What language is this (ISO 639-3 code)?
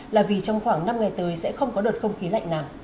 vie